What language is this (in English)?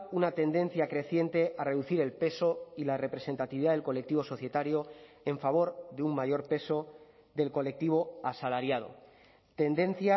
Spanish